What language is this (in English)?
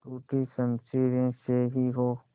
Hindi